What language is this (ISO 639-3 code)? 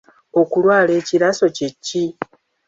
lug